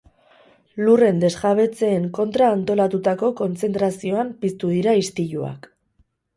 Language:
Basque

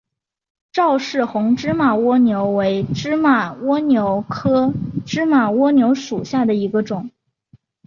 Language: Chinese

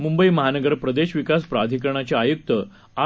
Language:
Marathi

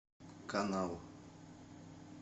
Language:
Russian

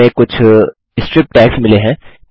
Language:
Hindi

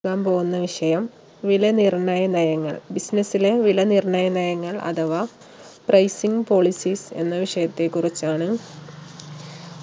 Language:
Malayalam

